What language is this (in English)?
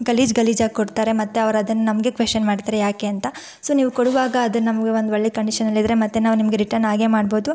Kannada